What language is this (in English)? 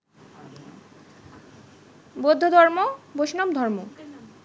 Bangla